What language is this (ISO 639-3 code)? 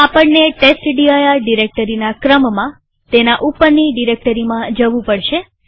guj